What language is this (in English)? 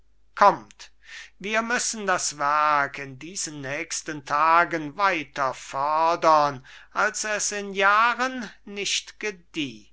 German